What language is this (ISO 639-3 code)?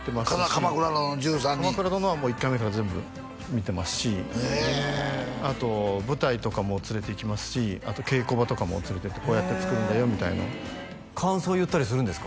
jpn